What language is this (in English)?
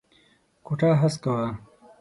Pashto